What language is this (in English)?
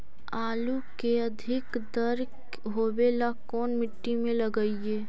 Magahi